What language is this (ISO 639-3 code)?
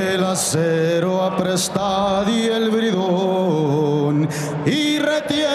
tur